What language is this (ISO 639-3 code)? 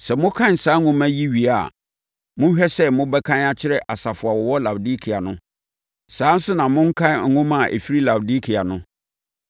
aka